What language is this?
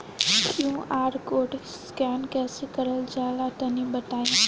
Bhojpuri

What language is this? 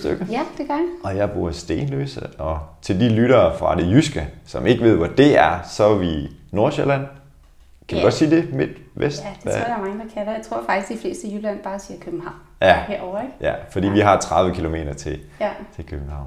Danish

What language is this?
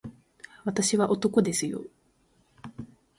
Japanese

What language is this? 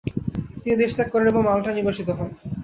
Bangla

